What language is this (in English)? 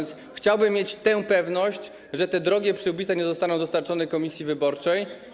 Polish